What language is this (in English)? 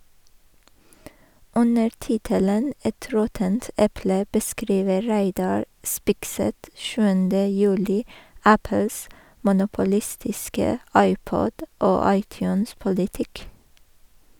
Norwegian